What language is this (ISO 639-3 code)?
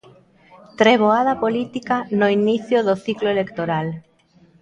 glg